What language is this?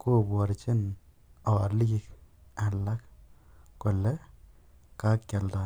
Kalenjin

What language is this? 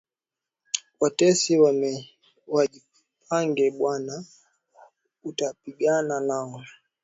Swahili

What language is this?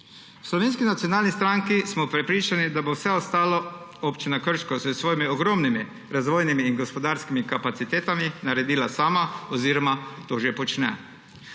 Slovenian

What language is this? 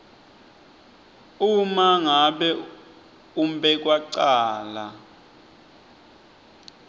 Swati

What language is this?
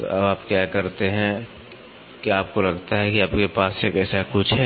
Hindi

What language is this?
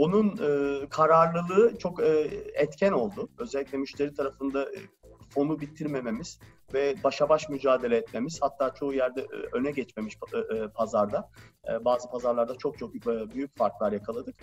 Turkish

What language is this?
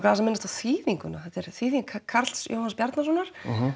Icelandic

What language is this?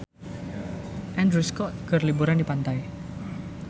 Sundanese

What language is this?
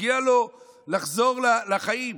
Hebrew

